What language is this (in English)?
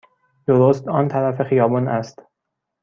Persian